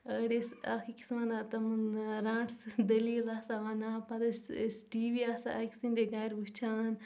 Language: Kashmiri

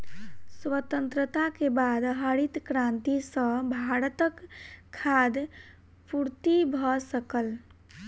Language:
Maithili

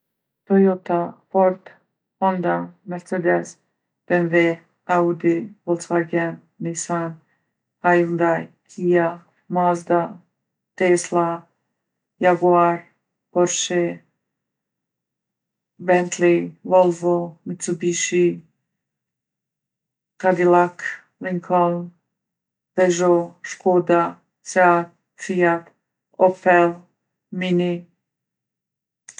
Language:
Gheg Albanian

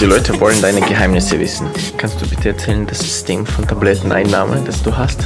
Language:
German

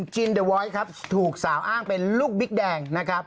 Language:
Thai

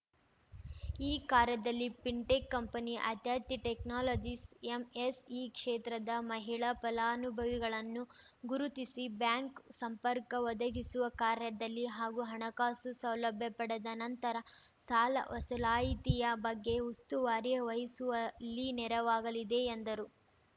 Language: Kannada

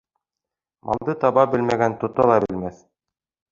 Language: Bashkir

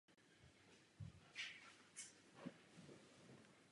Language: Czech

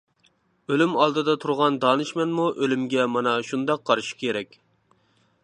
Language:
Uyghur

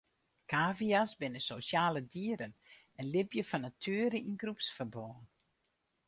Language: Western Frisian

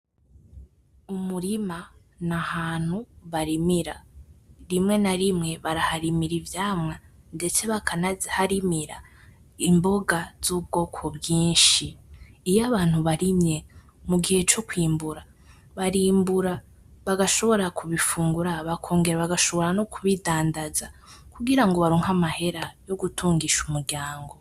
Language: Rundi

